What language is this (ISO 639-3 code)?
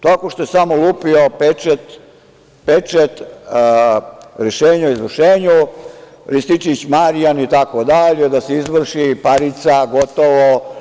srp